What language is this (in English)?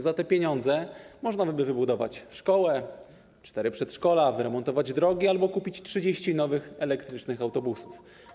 Polish